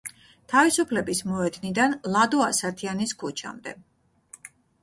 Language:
Georgian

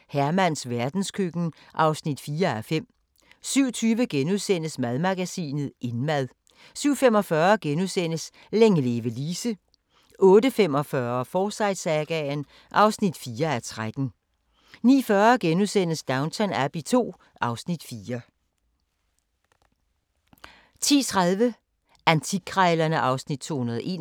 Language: Danish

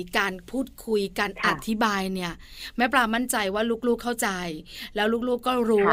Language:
Thai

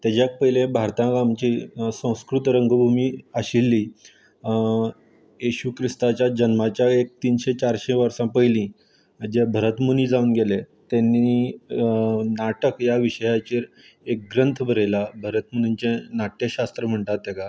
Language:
Konkani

